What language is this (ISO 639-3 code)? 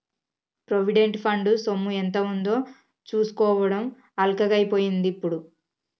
tel